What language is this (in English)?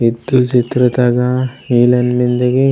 Gondi